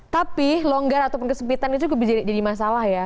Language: Indonesian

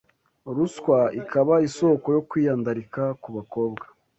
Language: Kinyarwanda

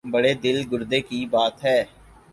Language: Urdu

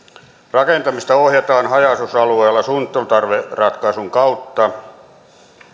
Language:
Finnish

